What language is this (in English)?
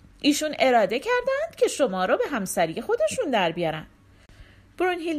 Persian